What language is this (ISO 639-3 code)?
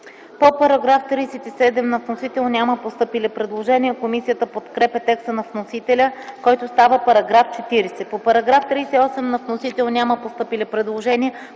bul